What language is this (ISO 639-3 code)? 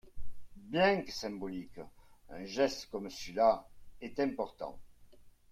fra